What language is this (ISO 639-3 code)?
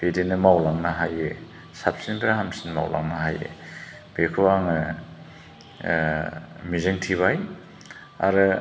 brx